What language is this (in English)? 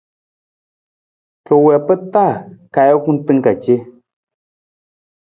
Nawdm